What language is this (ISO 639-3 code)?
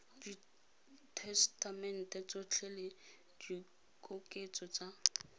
tsn